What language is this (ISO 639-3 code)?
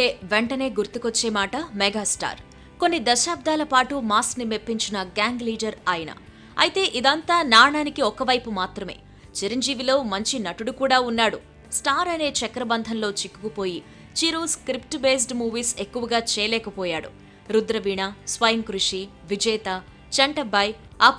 hin